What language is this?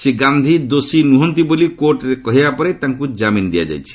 Odia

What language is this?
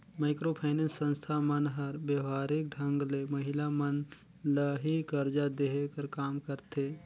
Chhattisgarhi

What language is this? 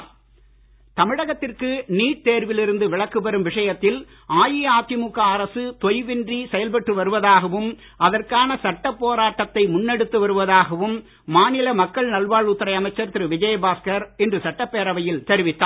Tamil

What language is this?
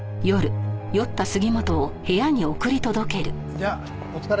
Japanese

